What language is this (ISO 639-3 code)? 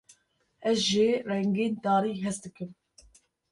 kur